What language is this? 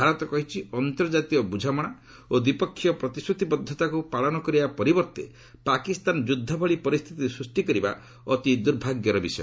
Odia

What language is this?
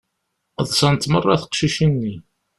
Kabyle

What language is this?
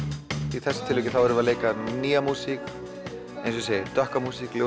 Icelandic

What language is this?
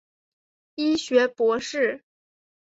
Chinese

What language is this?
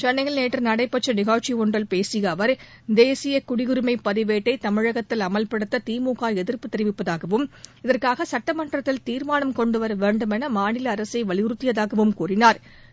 Tamil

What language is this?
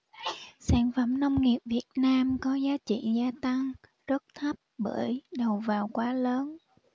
Vietnamese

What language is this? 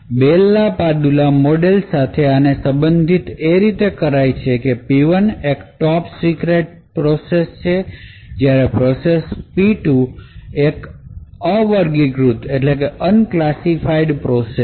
Gujarati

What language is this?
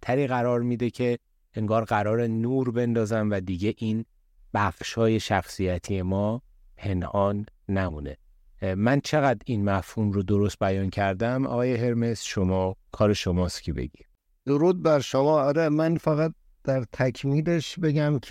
Persian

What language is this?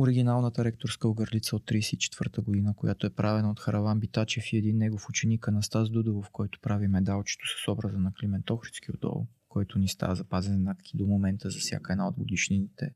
Bulgarian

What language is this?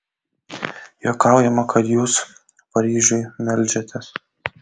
Lithuanian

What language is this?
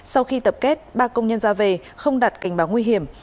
Vietnamese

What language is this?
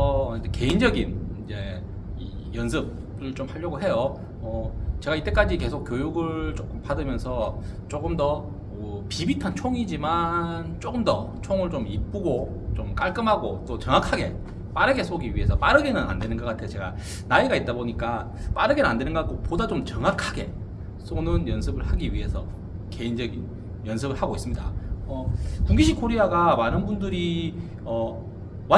Korean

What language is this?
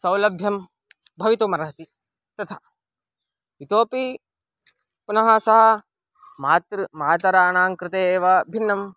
Sanskrit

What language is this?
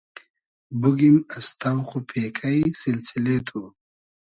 Hazaragi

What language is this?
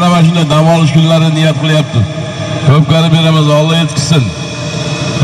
Turkish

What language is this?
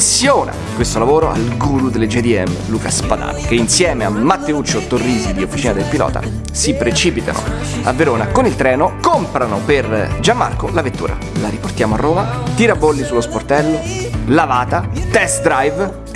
Italian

